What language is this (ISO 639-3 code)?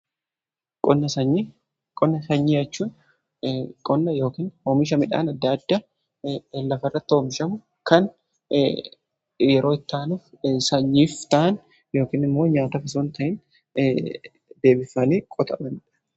orm